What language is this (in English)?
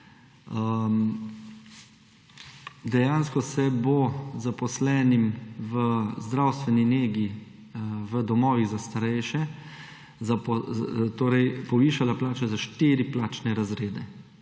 Slovenian